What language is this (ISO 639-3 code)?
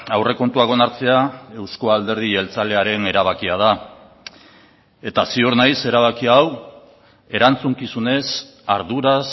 eus